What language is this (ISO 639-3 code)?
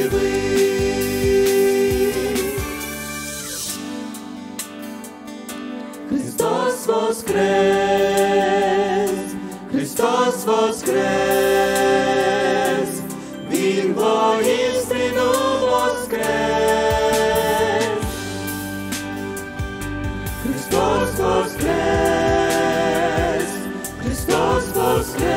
ron